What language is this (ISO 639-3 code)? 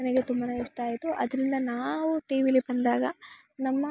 kan